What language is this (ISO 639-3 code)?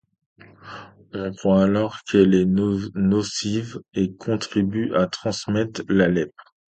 fra